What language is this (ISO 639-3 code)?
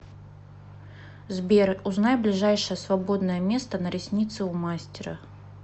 rus